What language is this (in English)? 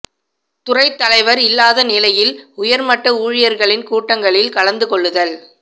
Tamil